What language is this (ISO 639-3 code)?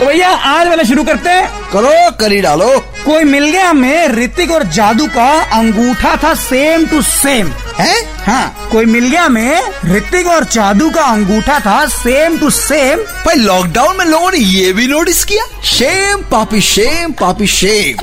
hin